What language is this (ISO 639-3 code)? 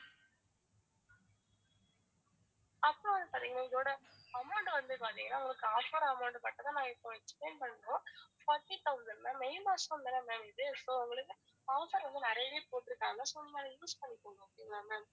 tam